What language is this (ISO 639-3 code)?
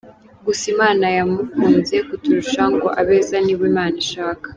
kin